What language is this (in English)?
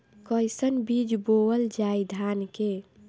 Bhojpuri